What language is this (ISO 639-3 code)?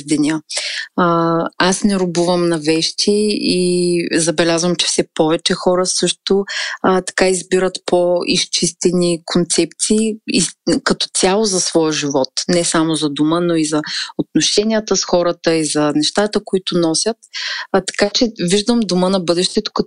bul